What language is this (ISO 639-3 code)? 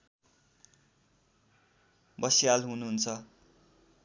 nep